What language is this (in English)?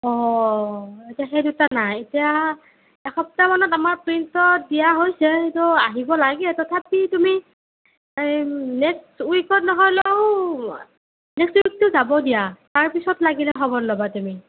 Assamese